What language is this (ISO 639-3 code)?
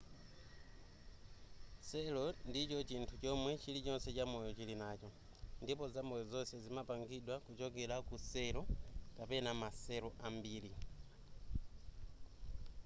nya